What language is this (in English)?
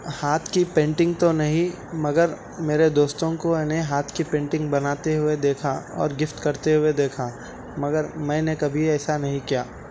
Urdu